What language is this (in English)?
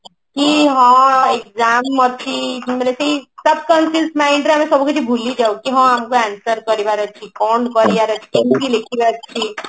Odia